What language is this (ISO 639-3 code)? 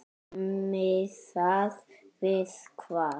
isl